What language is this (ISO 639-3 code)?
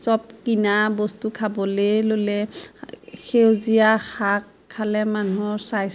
asm